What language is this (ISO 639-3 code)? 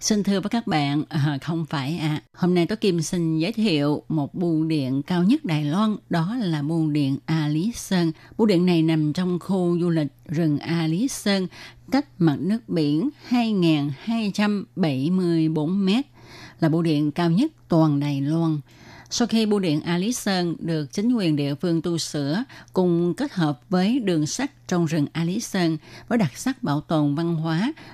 vie